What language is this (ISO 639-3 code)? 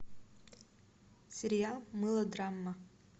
rus